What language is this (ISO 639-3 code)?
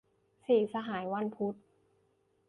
tha